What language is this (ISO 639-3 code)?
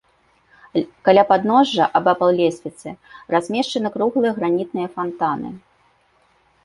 bel